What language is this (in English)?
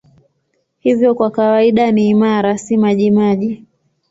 Swahili